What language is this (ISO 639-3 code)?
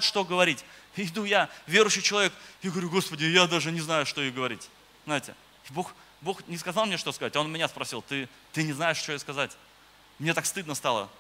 rus